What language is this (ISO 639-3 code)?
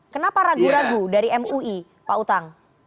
ind